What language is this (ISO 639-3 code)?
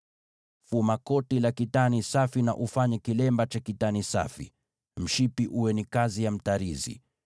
swa